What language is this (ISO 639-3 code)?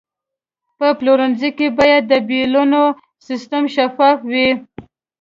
pus